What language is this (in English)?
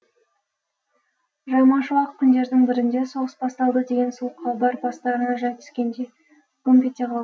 Kazakh